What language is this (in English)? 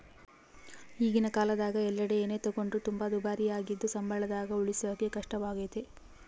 Kannada